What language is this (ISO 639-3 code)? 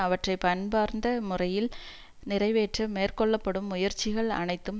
tam